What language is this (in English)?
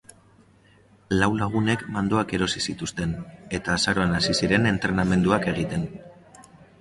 Basque